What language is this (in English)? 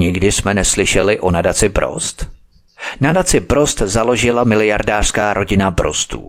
Czech